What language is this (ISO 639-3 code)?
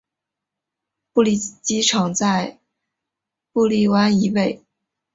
zho